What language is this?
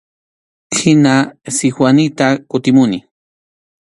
Arequipa-La Unión Quechua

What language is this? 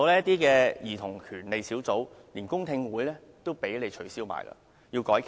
Cantonese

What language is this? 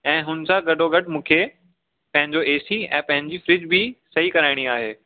Sindhi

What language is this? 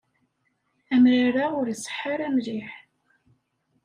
Kabyle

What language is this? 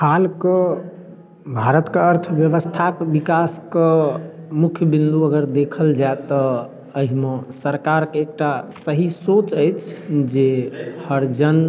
Maithili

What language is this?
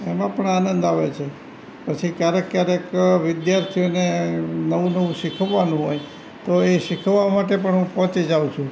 Gujarati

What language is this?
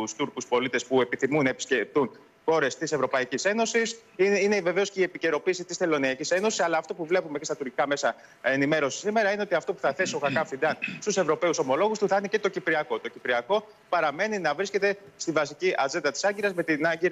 Greek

